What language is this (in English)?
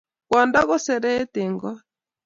Kalenjin